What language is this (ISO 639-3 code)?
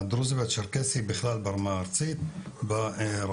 heb